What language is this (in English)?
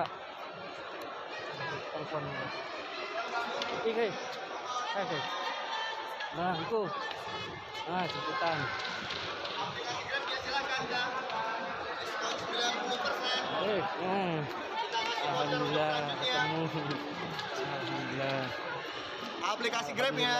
Indonesian